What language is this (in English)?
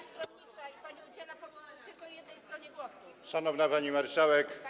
Polish